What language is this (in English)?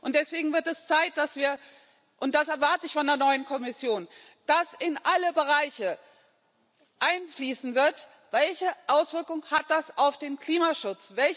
German